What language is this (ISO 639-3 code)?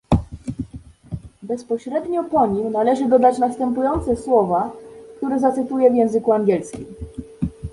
pol